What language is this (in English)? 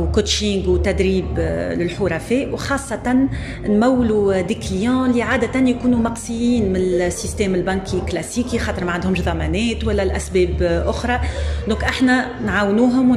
Arabic